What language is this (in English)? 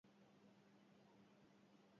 Basque